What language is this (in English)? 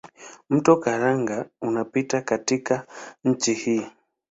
Swahili